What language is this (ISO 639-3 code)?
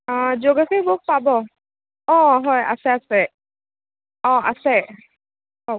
asm